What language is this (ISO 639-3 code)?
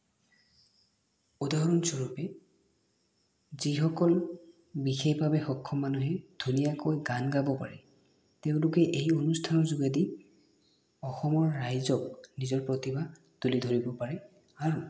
asm